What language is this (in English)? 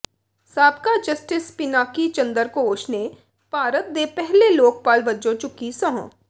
Punjabi